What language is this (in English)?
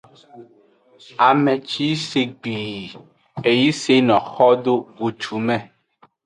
Aja (Benin)